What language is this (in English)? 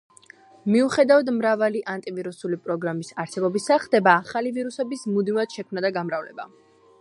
Georgian